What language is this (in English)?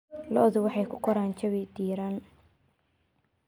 Somali